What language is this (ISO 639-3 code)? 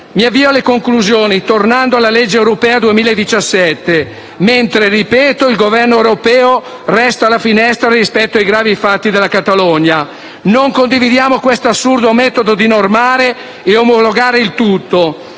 ita